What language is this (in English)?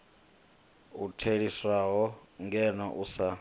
Venda